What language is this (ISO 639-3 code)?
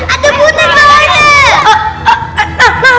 ind